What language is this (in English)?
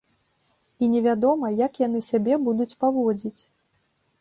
Belarusian